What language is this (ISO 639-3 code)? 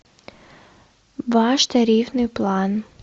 rus